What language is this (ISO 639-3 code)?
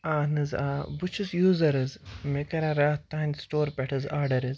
kas